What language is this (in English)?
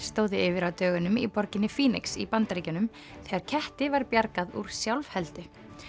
Icelandic